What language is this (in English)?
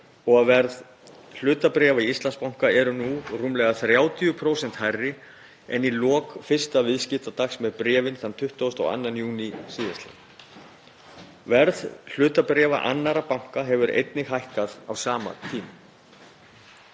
Icelandic